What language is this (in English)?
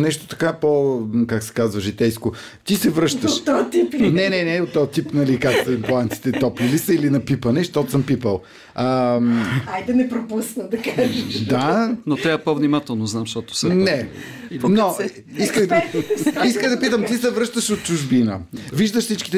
Bulgarian